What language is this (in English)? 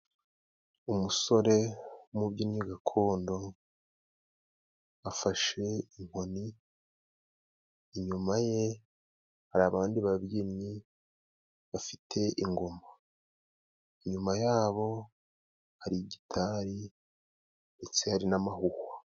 Kinyarwanda